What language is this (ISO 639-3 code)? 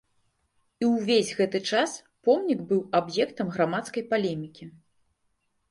bel